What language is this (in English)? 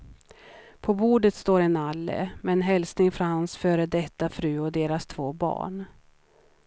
Swedish